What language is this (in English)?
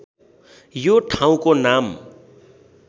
Nepali